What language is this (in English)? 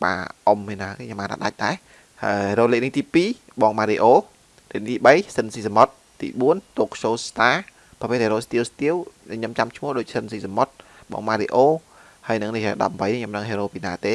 Vietnamese